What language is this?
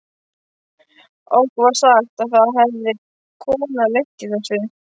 Icelandic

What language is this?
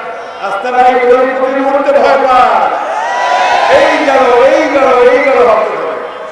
Turkish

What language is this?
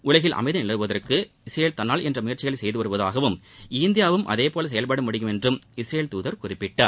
Tamil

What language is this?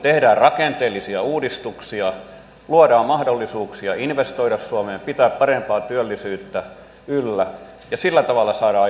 Finnish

